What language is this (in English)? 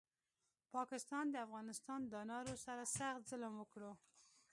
Pashto